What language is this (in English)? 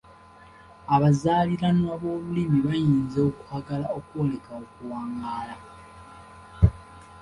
Ganda